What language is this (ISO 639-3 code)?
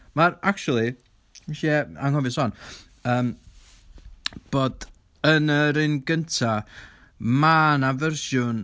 cym